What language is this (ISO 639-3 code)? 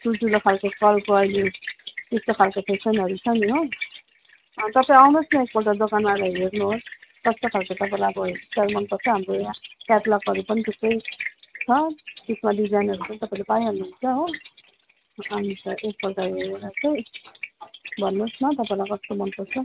nep